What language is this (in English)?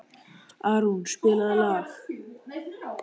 Icelandic